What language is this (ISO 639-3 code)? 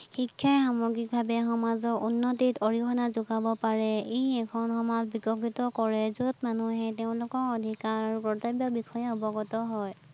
asm